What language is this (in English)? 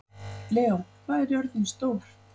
Icelandic